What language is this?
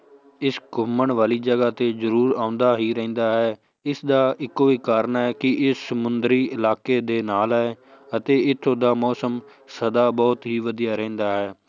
Punjabi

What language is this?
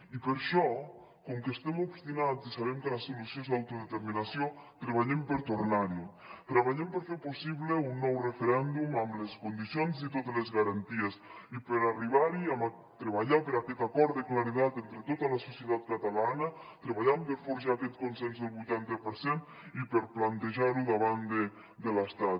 Catalan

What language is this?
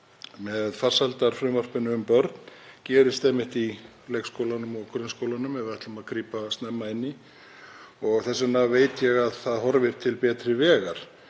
Icelandic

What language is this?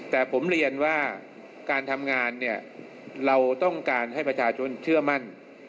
Thai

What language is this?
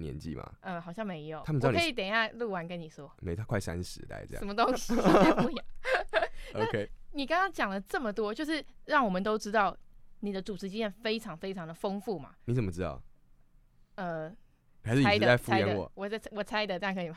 Chinese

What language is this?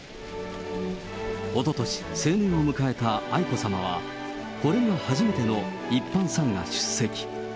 Japanese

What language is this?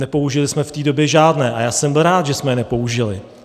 Czech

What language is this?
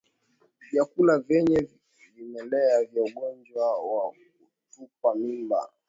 Swahili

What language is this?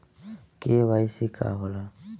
Bhojpuri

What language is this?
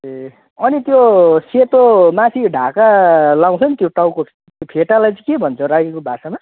Nepali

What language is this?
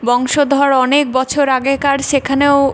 Bangla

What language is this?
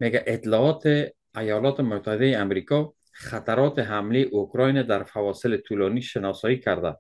Persian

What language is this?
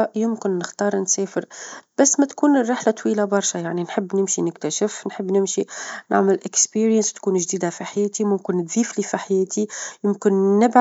Tunisian Arabic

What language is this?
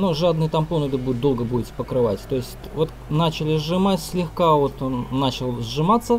Russian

